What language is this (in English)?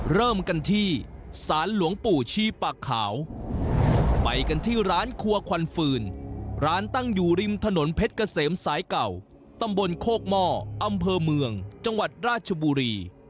Thai